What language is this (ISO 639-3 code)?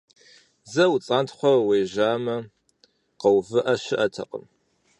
kbd